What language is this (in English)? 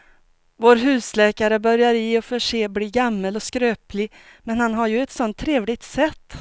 Swedish